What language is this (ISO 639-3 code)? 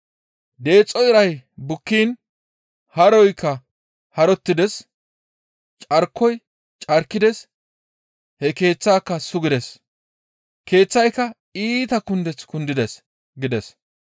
gmv